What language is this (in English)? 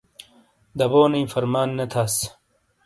Shina